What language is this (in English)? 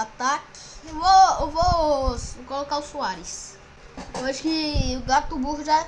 Portuguese